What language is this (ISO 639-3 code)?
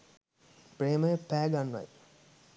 sin